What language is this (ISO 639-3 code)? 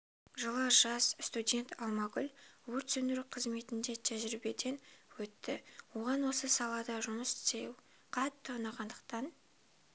kaz